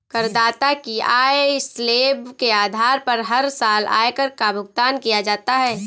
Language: Hindi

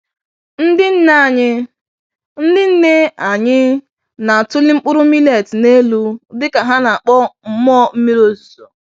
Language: Igbo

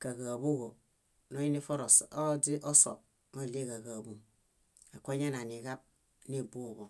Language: Bayot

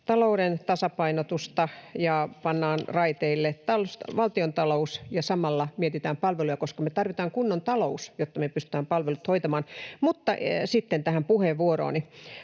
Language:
Finnish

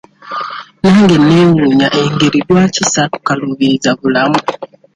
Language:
Ganda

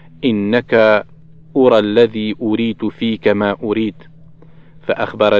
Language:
Arabic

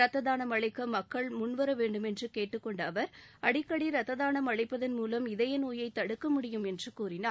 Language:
Tamil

